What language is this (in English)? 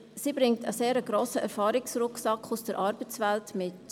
Swiss German